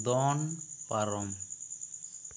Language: Santali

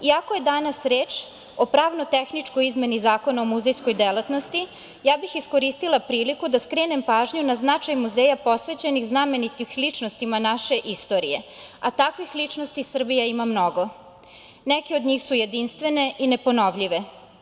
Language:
Serbian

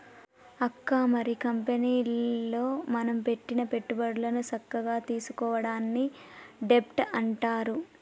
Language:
Telugu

